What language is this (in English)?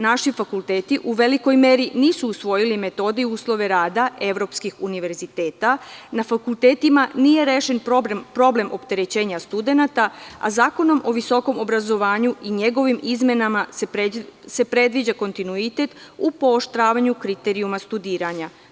Serbian